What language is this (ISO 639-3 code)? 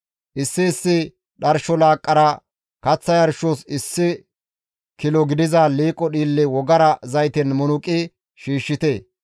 gmv